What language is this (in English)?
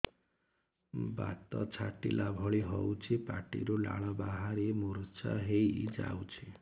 Odia